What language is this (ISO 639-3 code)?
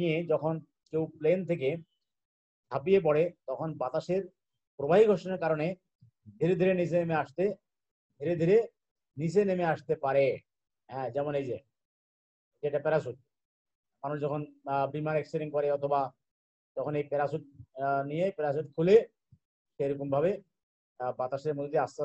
hin